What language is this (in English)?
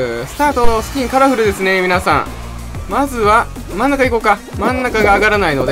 Japanese